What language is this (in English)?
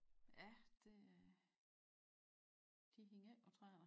Danish